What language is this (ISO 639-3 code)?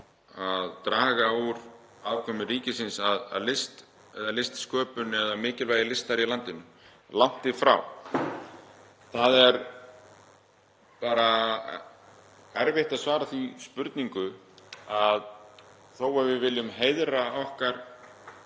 isl